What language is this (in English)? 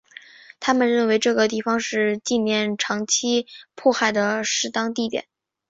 Chinese